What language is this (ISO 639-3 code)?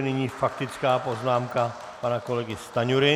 ces